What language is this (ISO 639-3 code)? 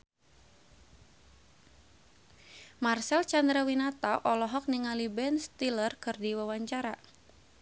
sun